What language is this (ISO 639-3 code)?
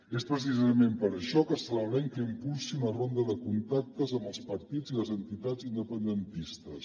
cat